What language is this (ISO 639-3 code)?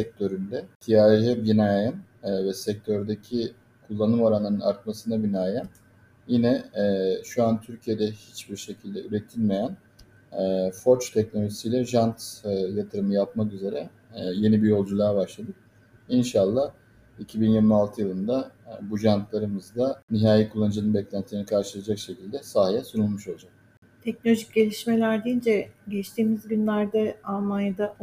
tur